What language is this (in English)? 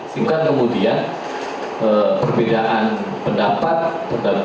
Indonesian